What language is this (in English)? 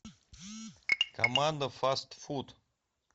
Russian